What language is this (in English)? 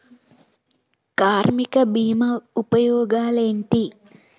Telugu